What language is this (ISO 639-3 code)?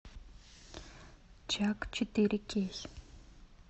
rus